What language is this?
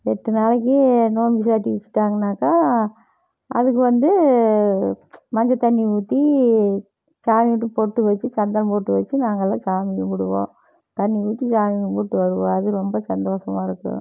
Tamil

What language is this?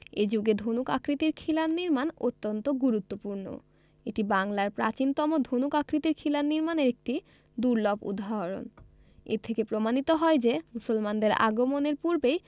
Bangla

